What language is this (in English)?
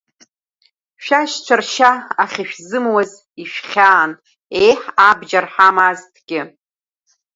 Abkhazian